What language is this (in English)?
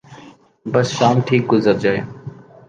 Urdu